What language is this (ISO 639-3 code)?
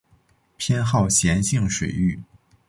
zho